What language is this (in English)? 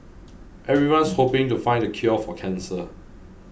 English